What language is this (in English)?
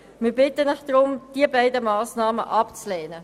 Swiss German